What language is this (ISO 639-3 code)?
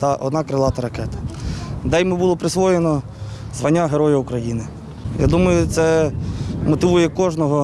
ukr